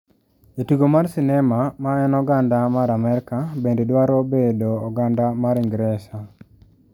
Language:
Luo (Kenya and Tanzania)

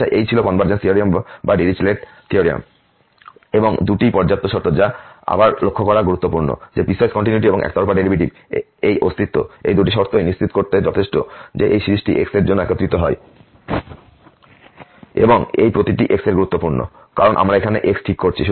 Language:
Bangla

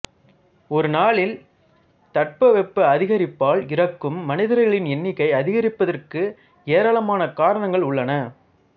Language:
Tamil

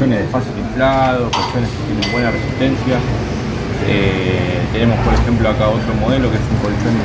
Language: Spanish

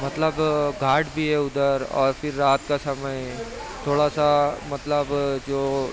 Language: Urdu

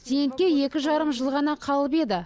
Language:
Kazakh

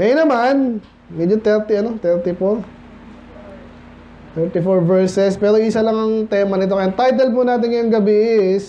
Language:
Filipino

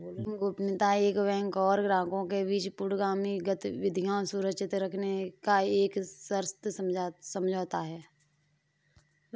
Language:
Hindi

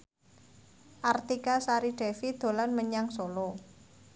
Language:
Javanese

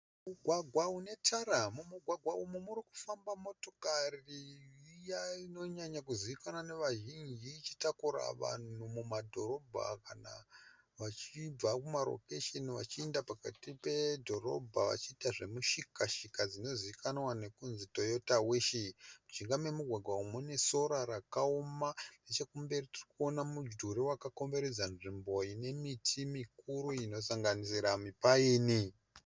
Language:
Shona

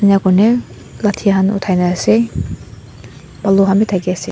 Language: Naga Pidgin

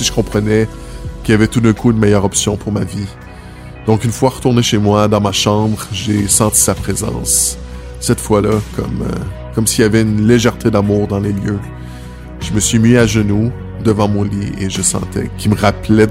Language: French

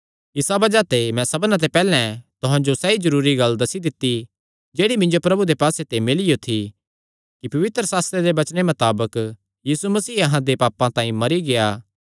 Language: Kangri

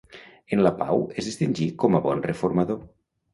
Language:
Catalan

